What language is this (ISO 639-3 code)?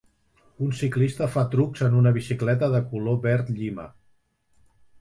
cat